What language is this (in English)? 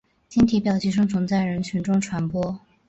Chinese